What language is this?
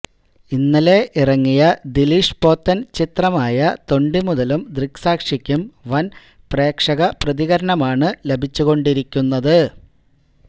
Malayalam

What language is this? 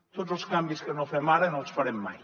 Catalan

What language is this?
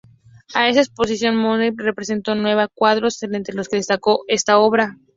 Spanish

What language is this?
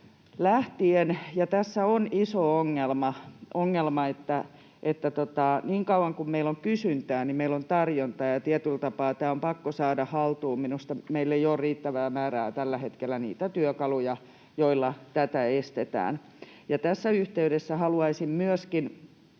Finnish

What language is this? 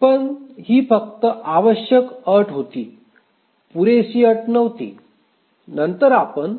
Marathi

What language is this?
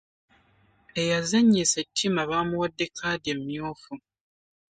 Ganda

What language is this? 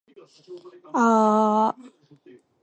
Japanese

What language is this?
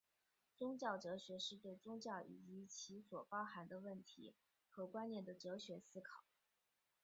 Chinese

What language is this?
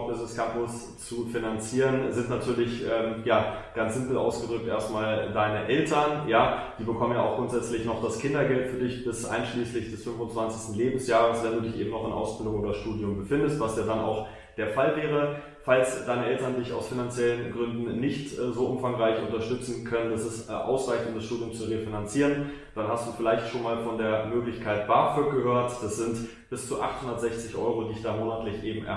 German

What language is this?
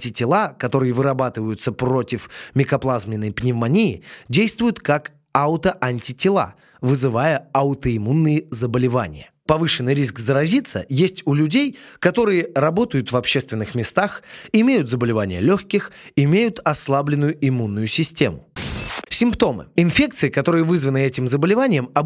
Russian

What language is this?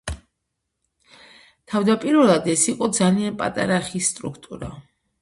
Georgian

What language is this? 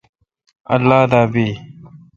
Kalkoti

